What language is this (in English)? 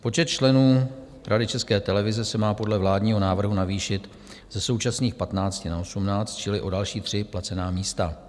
Czech